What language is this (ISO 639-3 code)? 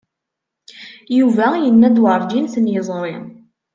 kab